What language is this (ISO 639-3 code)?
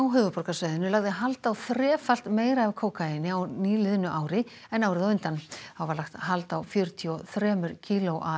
isl